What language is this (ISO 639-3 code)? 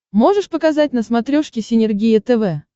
rus